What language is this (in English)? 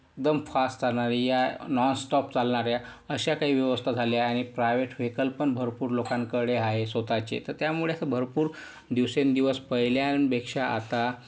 Marathi